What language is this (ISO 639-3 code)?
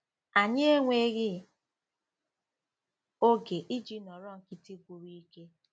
ibo